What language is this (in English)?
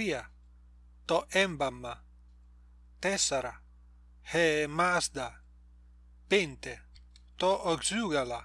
Greek